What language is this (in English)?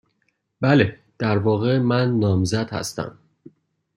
Persian